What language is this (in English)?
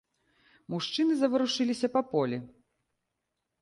Belarusian